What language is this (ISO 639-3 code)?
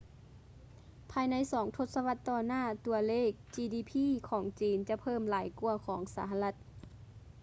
lao